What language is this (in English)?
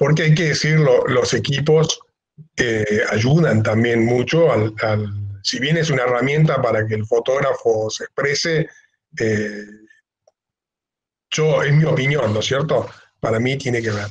Spanish